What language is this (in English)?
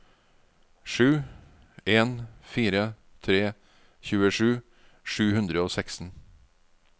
Norwegian